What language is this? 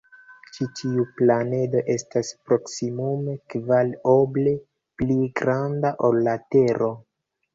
Esperanto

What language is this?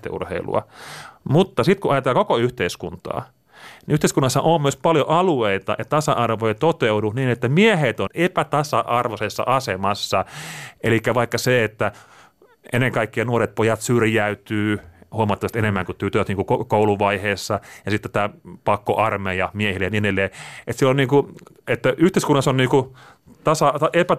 Finnish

